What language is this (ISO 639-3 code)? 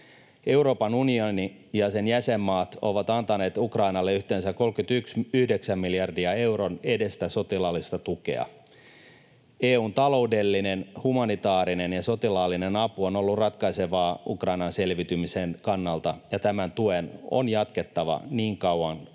fin